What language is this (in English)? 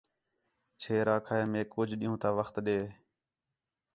Khetrani